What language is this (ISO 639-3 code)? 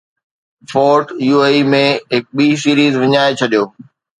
snd